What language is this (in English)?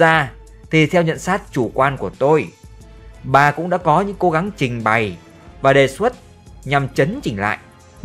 Vietnamese